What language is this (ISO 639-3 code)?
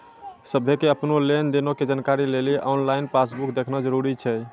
mai